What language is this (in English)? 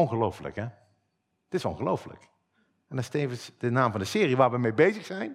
Dutch